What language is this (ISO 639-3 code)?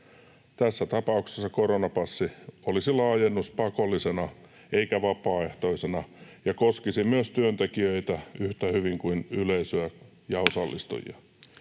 fin